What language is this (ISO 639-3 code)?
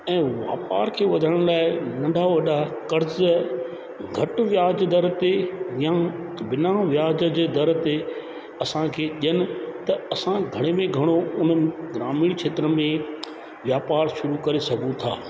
snd